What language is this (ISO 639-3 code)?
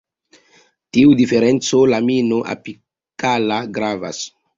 epo